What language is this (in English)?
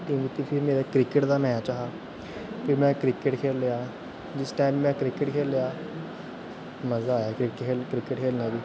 Dogri